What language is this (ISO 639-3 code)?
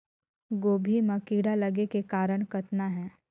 hne